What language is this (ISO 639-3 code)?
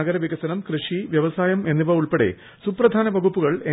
mal